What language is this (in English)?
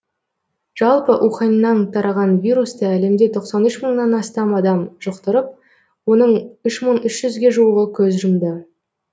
Kazakh